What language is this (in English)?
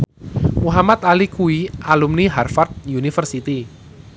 Javanese